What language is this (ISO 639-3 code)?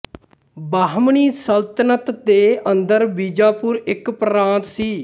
pan